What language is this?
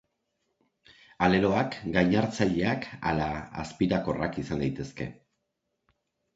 Basque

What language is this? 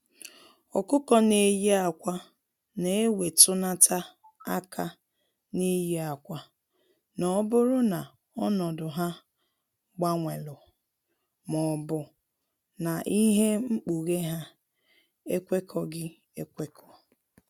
Igbo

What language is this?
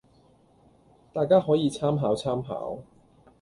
Cantonese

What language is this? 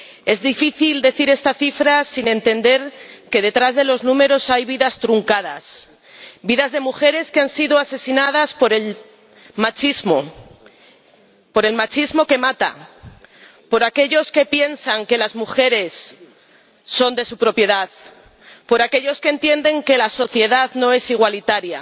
Spanish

